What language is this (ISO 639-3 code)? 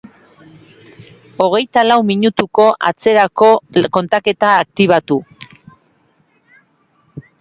eus